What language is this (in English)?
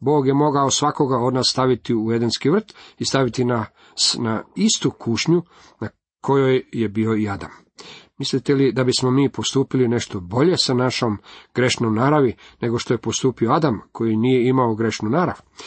Croatian